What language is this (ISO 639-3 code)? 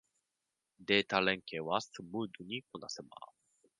jpn